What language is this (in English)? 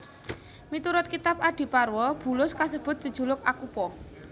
Javanese